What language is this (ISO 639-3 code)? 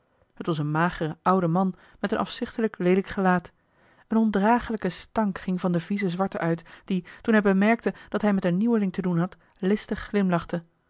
nld